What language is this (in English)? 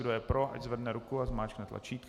Czech